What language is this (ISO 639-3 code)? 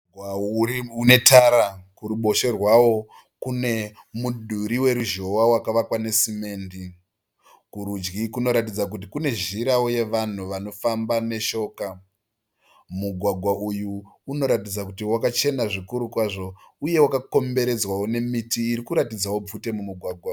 sna